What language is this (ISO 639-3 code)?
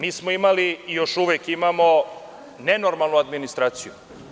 srp